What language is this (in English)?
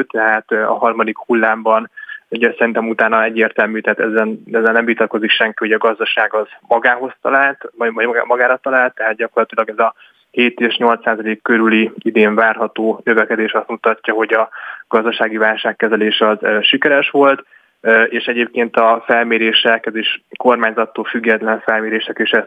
Hungarian